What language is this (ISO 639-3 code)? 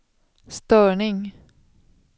swe